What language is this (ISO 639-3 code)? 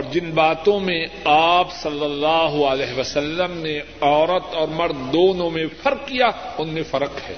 urd